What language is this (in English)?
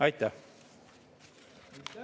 Estonian